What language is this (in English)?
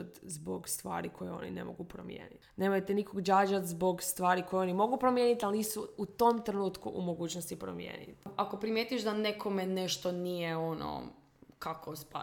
Croatian